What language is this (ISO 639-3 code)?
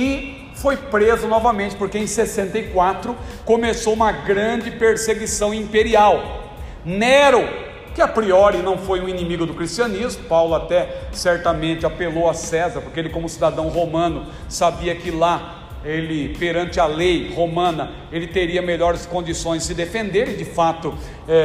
por